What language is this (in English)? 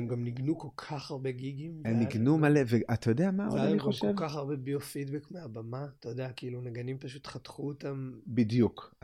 Hebrew